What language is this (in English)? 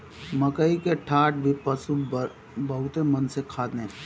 Bhojpuri